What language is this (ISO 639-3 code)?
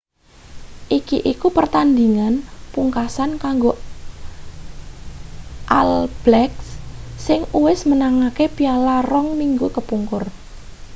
jav